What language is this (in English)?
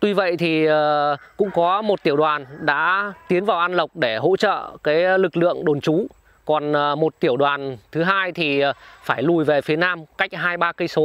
Vietnamese